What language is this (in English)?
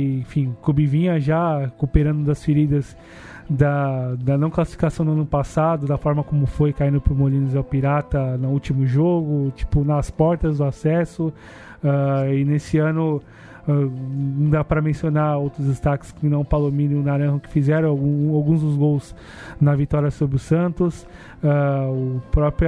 Portuguese